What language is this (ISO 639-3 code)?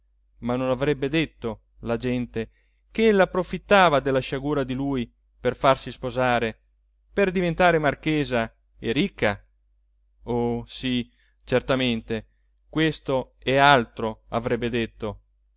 ita